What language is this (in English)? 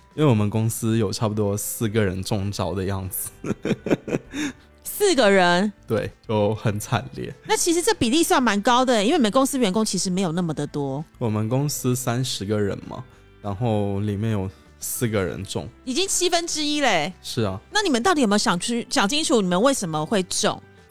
Chinese